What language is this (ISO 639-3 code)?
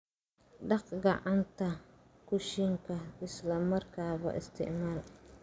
som